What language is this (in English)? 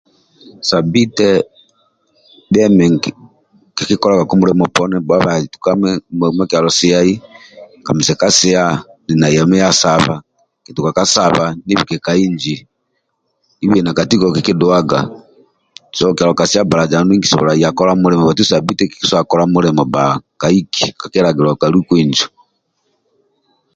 Amba (Uganda)